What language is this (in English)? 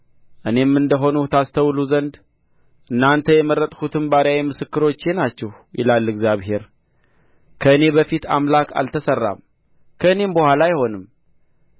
Amharic